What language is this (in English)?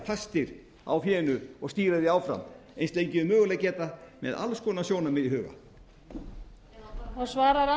Icelandic